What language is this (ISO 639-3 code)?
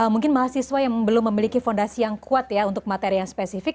ind